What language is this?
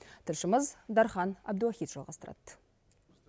Kazakh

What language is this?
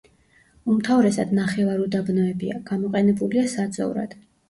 Georgian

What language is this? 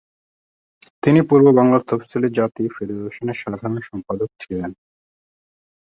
Bangla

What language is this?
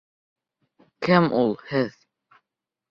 Bashkir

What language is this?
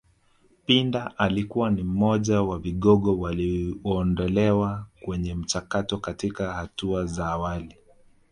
Swahili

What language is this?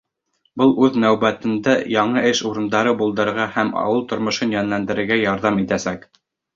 Bashkir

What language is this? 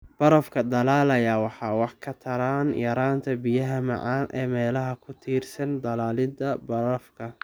Somali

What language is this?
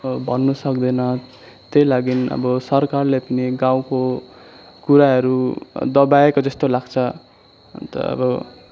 Nepali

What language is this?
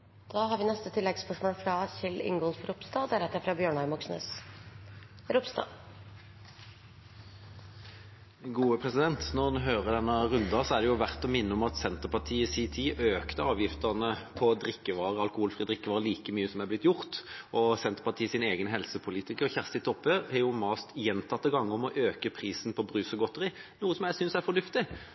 Norwegian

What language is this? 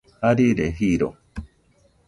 Nüpode Huitoto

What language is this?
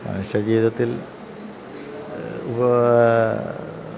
Malayalam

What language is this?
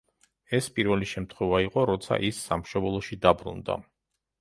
Georgian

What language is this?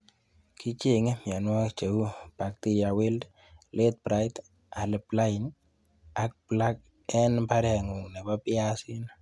Kalenjin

